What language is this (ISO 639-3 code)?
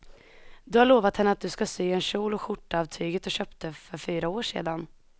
swe